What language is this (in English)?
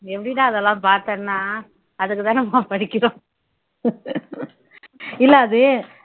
Tamil